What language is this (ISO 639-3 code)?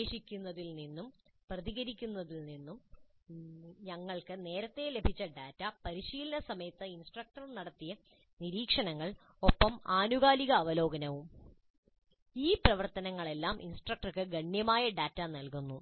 mal